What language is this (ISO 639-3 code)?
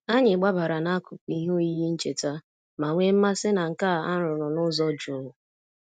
ibo